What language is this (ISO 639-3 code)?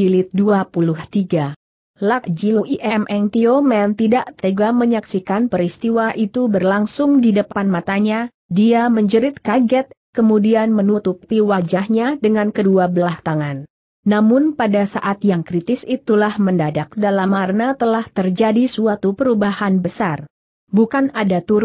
ind